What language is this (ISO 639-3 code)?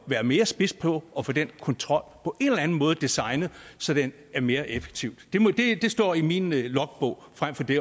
dan